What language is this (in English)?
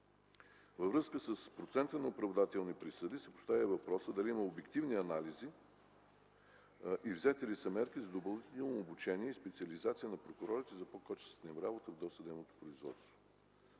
Bulgarian